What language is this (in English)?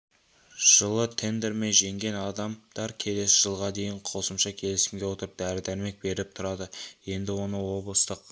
Kazakh